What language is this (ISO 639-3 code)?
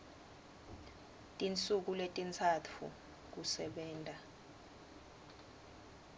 ssw